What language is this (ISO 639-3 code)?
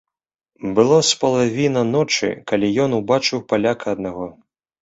bel